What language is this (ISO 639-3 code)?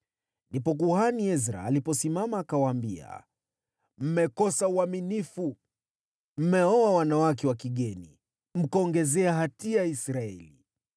swa